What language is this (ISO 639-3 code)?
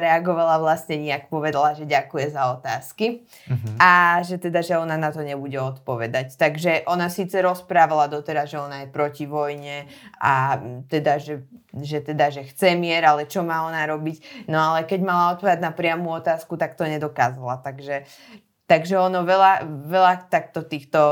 slk